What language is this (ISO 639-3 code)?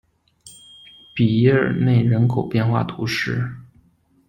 zho